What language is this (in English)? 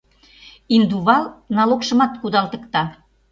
Mari